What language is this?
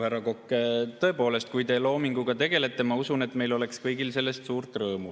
Estonian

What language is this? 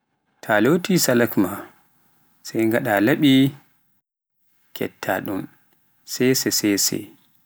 Pular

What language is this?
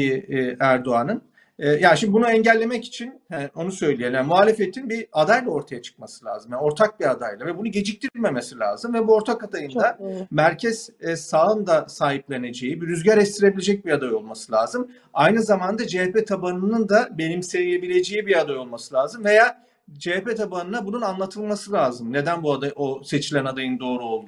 Turkish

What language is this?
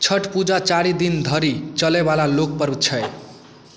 Maithili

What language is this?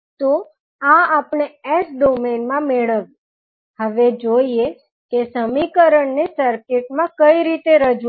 Gujarati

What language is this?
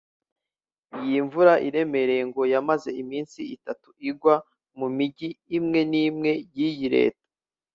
Kinyarwanda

